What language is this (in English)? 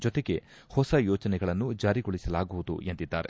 Kannada